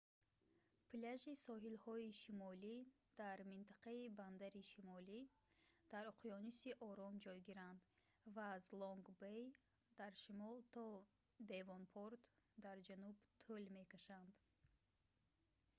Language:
Tajik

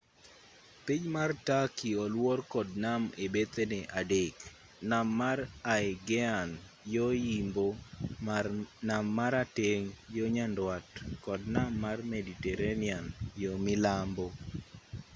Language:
Luo (Kenya and Tanzania)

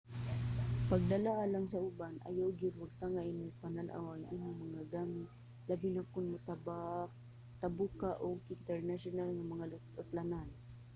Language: Cebuano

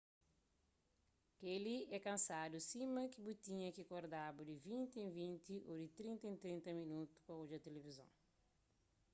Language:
Kabuverdianu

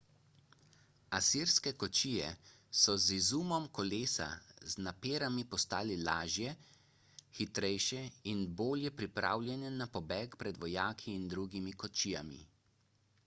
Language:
Slovenian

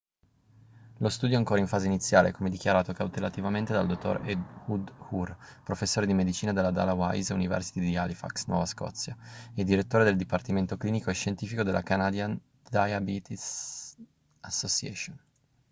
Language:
Italian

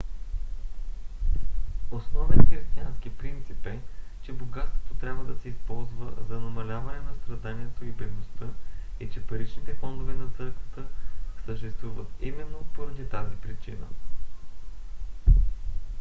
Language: Bulgarian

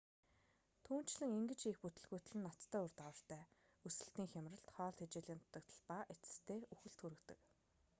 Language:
Mongolian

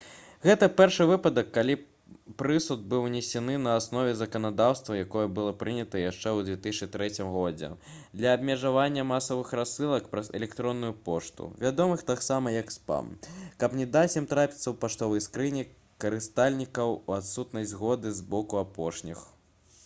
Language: Belarusian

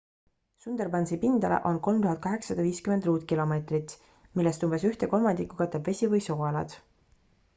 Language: Estonian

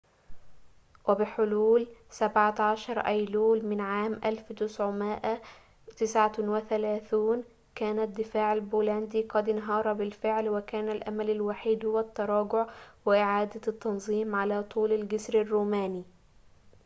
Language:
Arabic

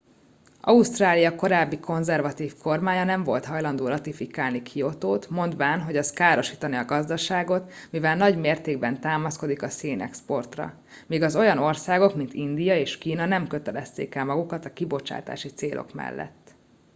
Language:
Hungarian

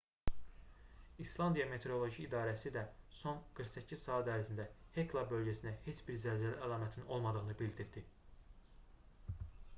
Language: Azerbaijani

